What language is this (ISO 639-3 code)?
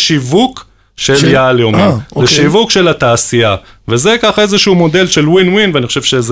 heb